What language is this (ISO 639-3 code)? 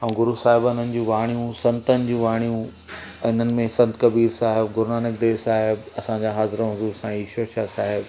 snd